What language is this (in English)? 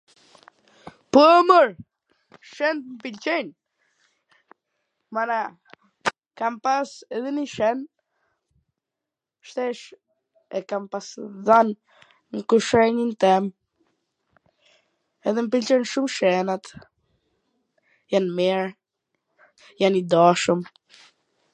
Gheg Albanian